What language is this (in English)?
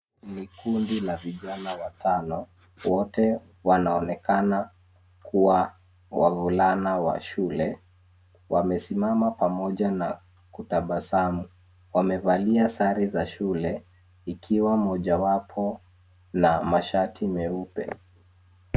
Swahili